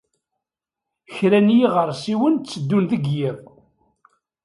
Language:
Kabyle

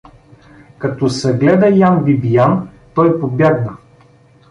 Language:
Bulgarian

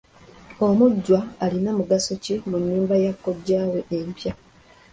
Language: Ganda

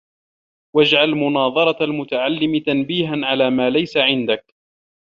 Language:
Arabic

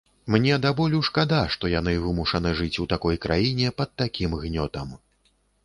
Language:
Belarusian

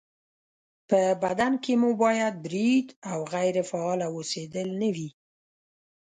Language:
Pashto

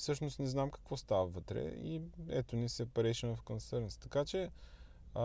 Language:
Bulgarian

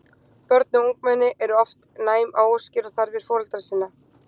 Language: Icelandic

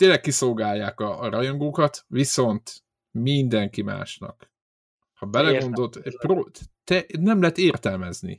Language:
Hungarian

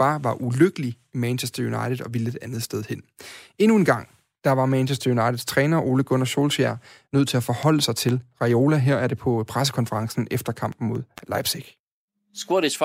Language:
Danish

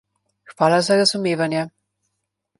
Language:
Slovenian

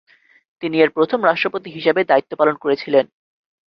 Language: Bangla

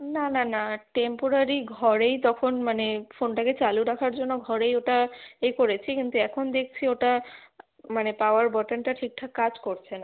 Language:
Bangla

